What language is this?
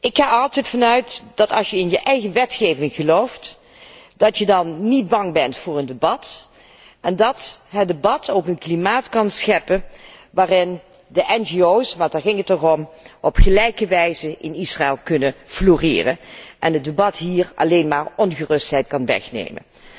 Dutch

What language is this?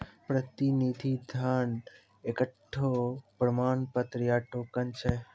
Maithili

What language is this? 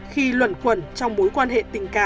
Vietnamese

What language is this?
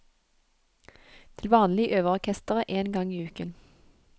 Norwegian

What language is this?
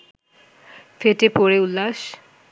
Bangla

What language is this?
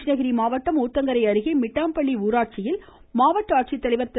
Tamil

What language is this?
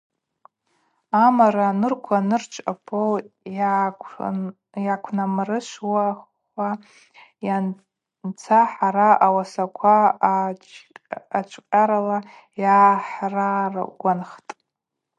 Abaza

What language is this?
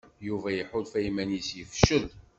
Kabyle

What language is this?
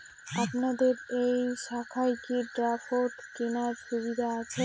Bangla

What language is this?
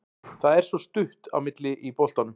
Icelandic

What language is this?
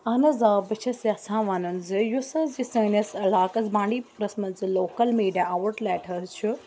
Kashmiri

